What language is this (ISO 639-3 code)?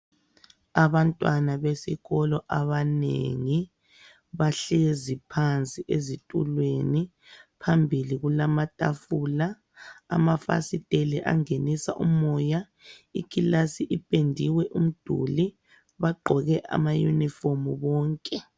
nde